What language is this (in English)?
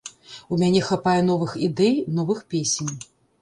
Belarusian